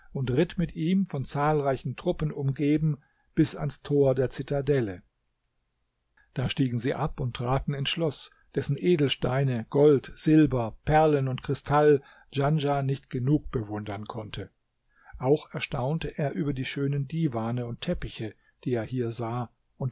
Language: German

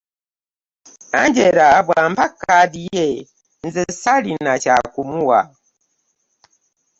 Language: Ganda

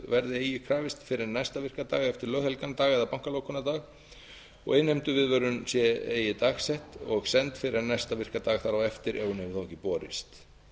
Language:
Icelandic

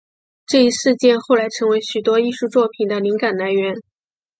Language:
Chinese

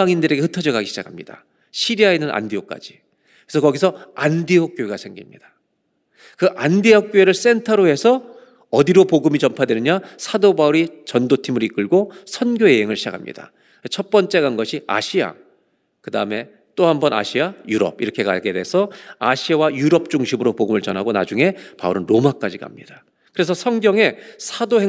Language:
Korean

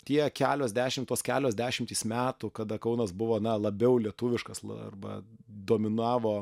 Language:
Lithuanian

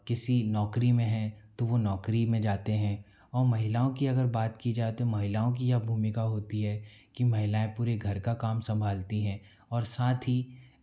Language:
Hindi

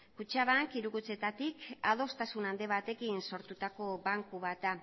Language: Basque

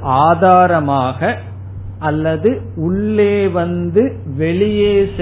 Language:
Tamil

